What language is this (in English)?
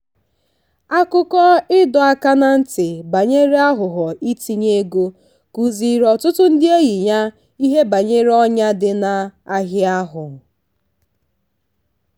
Igbo